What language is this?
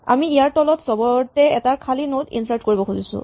Assamese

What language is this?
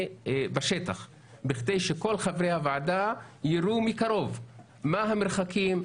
Hebrew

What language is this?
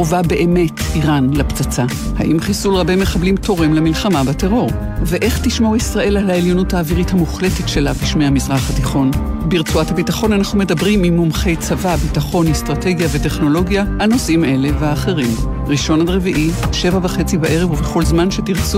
Hebrew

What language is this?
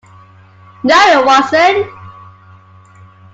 English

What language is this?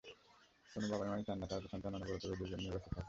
Bangla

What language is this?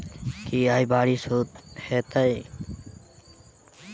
Maithili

